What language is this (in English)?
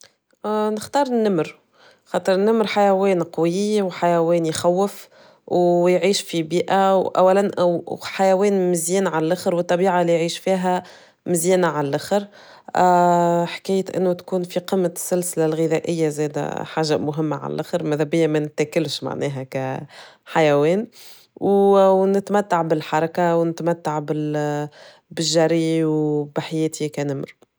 Tunisian Arabic